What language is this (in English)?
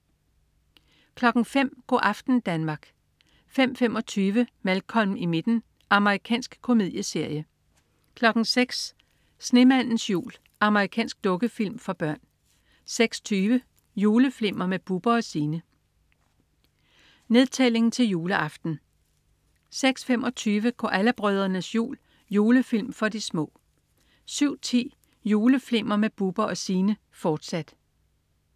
Danish